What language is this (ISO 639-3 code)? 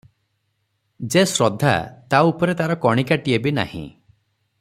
ori